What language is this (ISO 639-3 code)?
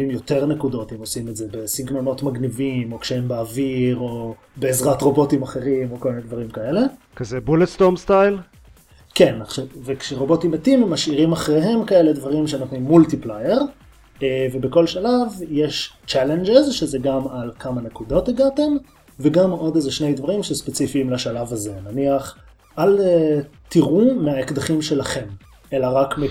heb